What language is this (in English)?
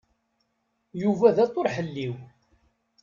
Kabyle